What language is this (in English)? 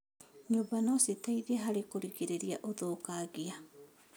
Kikuyu